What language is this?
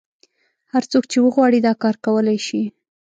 Pashto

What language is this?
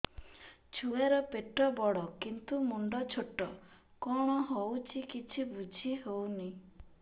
Odia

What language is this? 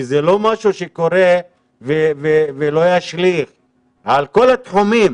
Hebrew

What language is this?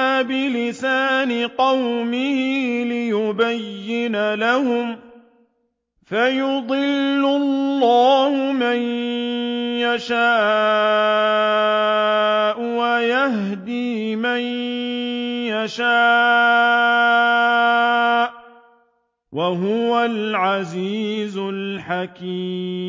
Arabic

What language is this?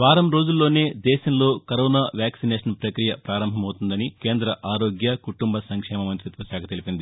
Telugu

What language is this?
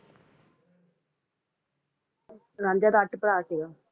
Punjabi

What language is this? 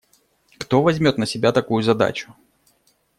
Russian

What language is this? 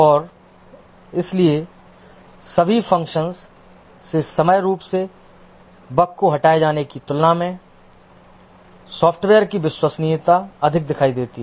Hindi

